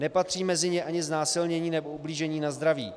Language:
Czech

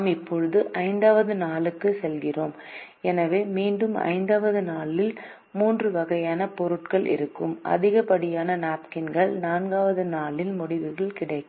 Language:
Tamil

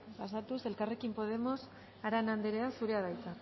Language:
Basque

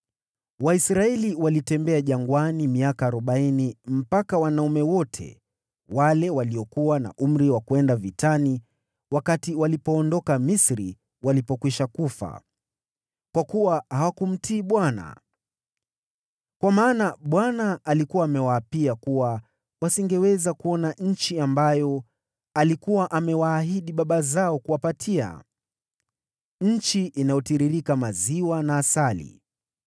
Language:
Swahili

